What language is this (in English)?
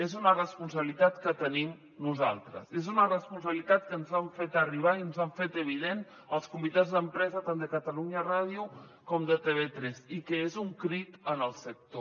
Catalan